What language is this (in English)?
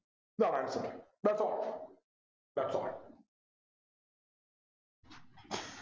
Malayalam